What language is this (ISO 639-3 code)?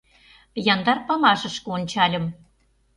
chm